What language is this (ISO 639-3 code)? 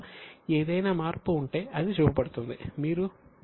tel